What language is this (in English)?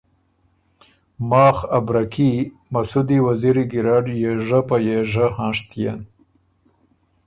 Ormuri